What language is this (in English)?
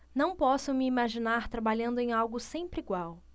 Portuguese